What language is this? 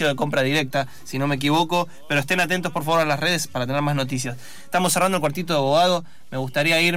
Spanish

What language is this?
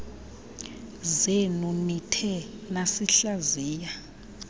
Xhosa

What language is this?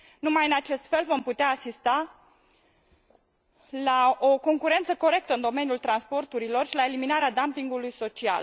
Romanian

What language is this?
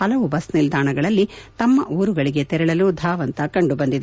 Kannada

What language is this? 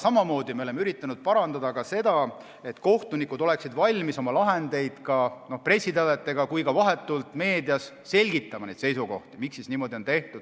Estonian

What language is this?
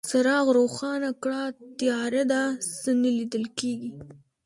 Pashto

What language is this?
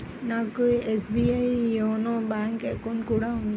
Telugu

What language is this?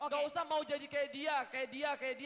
Indonesian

